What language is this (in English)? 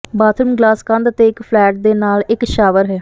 Punjabi